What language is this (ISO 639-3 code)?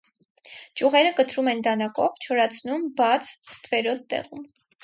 hye